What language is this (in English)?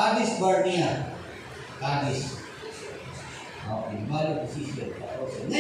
Filipino